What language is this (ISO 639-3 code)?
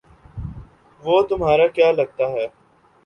urd